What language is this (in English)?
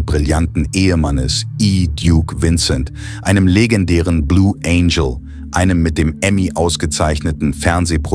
German